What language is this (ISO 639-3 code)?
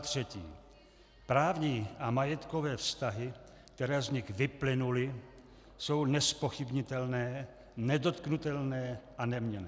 ces